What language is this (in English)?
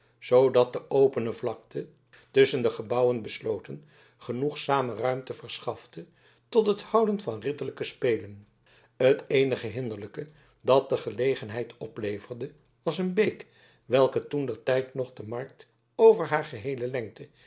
Dutch